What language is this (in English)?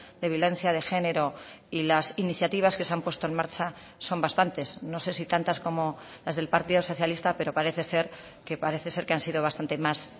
Spanish